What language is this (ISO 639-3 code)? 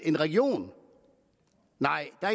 dan